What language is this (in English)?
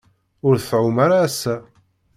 Kabyle